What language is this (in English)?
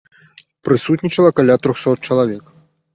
Belarusian